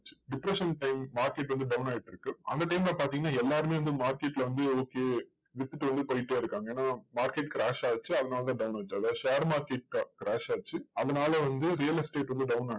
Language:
Tamil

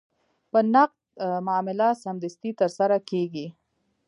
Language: Pashto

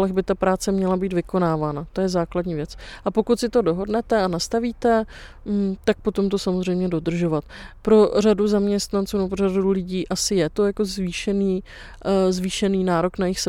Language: Czech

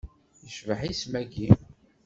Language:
Kabyle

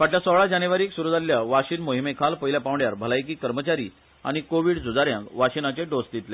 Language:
Konkani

